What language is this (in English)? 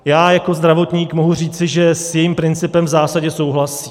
Czech